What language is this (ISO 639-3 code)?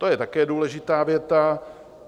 ces